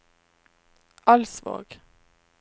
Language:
Norwegian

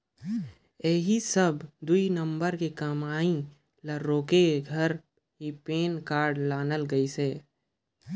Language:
Chhattisgarhi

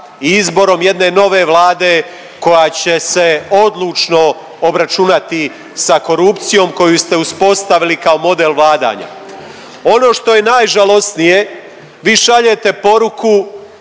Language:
Croatian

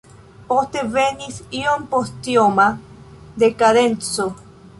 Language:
Esperanto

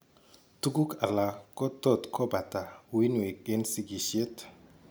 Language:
Kalenjin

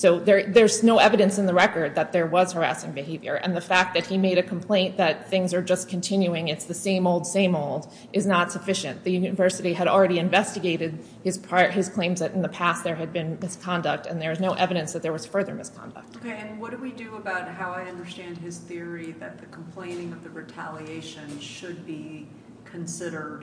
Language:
English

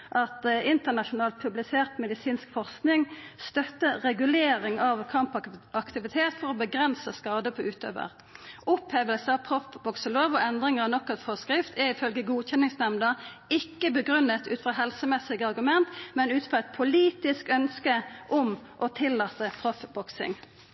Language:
Norwegian Nynorsk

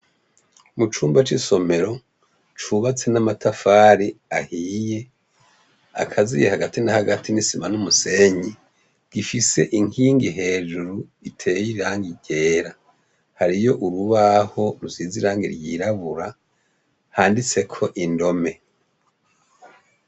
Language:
Rundi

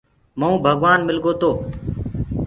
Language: Gurgula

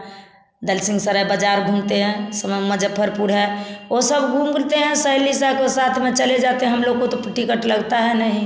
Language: Hindi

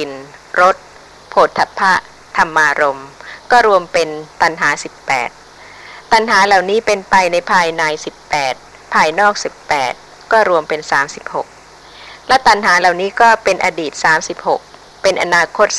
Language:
Thai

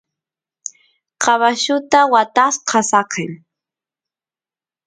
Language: Santiago del Estero Quichua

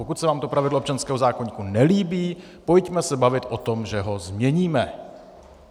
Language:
Czech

